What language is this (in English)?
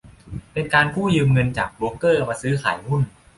Thai